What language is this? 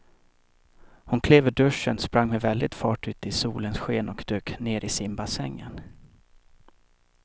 Swedish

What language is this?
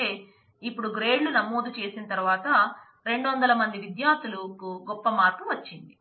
Telugu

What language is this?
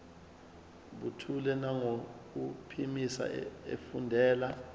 Zulu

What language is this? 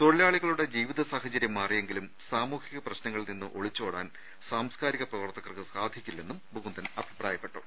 Malayalam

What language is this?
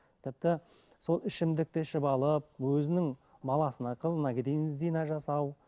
Kazakh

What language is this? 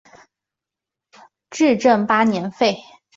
Chinese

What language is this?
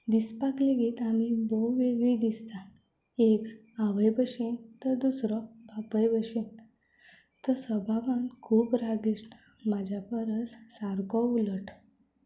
Konkani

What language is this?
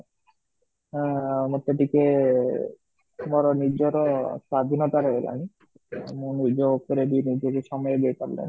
Odia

